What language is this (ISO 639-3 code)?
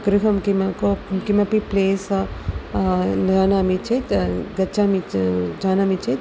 san